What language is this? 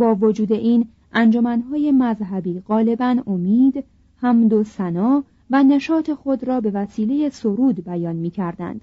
Persian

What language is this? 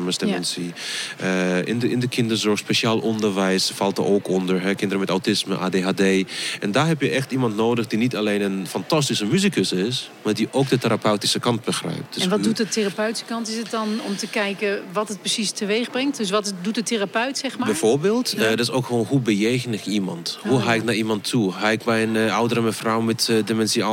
Dutch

